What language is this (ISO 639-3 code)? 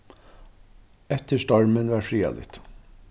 fao